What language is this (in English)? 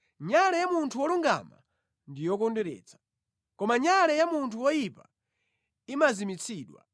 Nyanja